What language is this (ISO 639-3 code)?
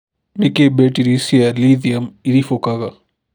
kik